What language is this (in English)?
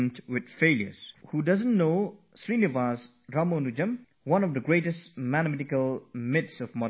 English